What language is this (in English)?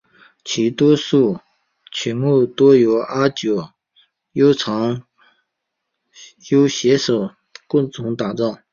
Chinese